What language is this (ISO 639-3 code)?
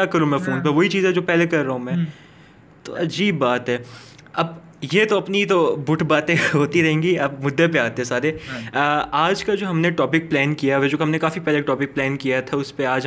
urd